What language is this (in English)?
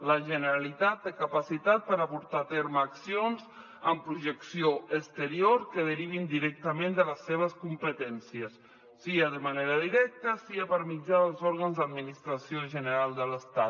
Catalan